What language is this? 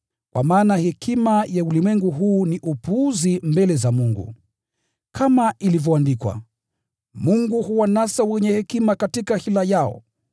Swahili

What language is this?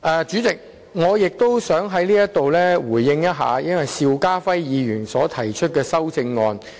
Cantonese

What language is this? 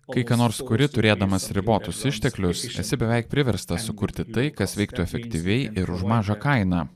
Lithuanian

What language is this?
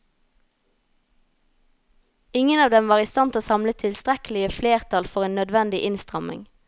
Norwegian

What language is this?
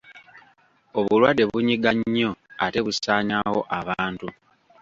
Ganda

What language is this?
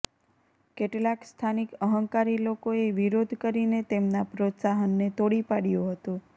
Gujarati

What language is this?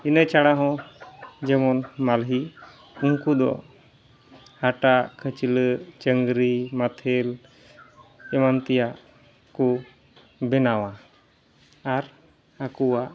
Santali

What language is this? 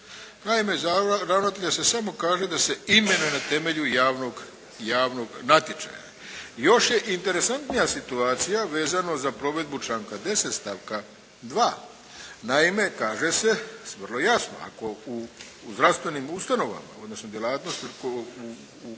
Croatian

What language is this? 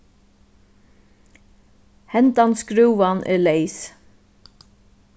Faroese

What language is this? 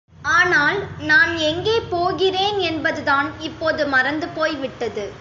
Tamil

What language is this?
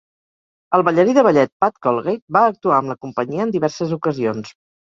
Catalan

